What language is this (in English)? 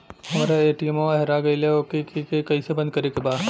Bhojpuri